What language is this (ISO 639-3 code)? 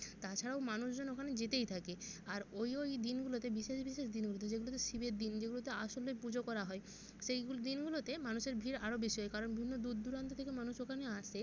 ben